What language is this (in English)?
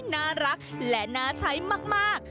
Thai